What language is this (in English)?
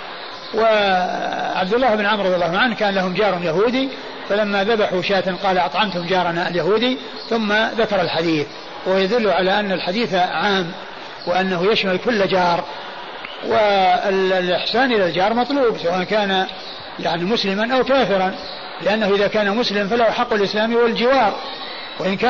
Arabic